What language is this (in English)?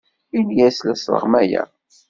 Kabyle